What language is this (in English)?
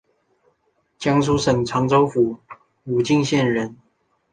Chinese